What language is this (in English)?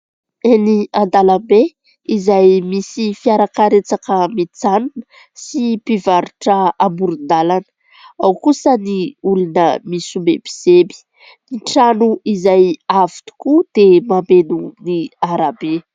Malagasy